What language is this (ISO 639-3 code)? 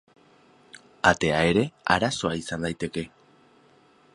eus